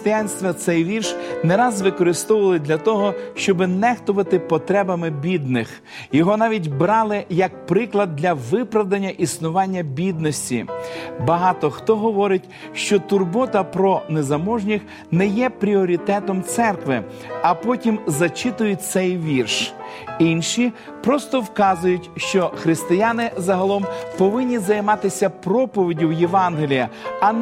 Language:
Ukrainian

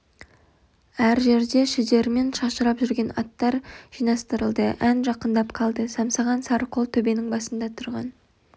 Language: Kazakh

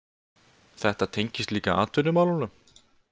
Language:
Icelandic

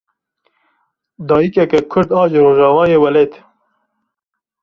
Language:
Kurdish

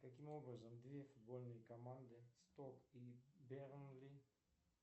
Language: Russian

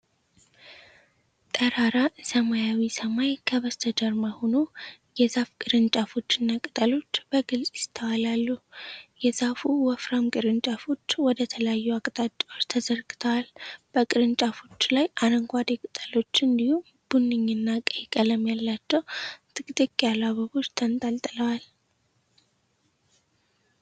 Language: Amharic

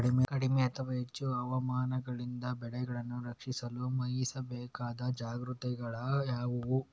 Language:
Kannada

